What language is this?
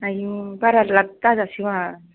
Bodo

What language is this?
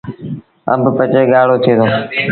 Sindhi Bhil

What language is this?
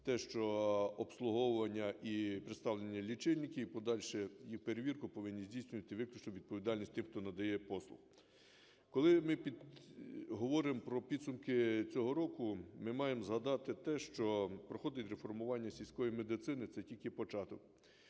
Ukrainian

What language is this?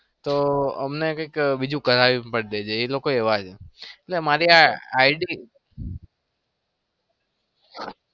Gujarati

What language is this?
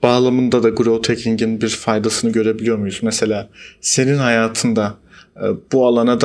Turkish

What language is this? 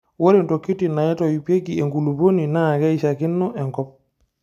Masai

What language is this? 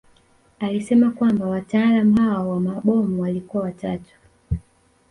Swahili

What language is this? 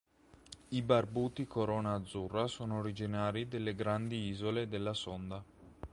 Italian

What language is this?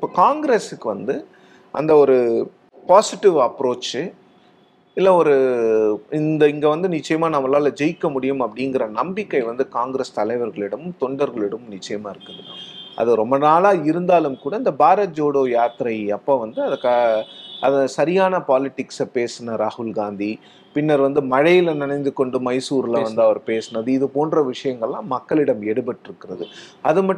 Tamil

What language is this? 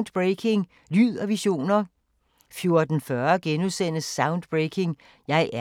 Danish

